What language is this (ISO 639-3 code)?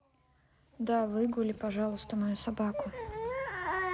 rus